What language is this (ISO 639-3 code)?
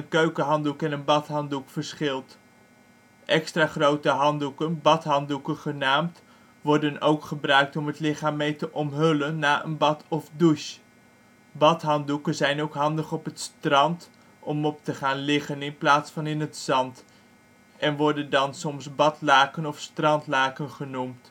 nld